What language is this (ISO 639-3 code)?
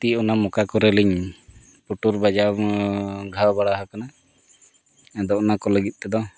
sat